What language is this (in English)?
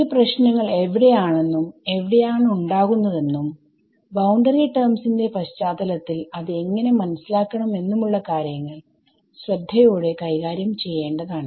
Malayalam